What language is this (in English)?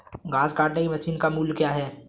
Hindi